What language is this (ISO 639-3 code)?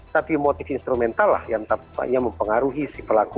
ind